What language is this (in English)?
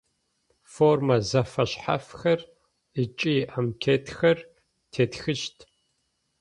Adyghe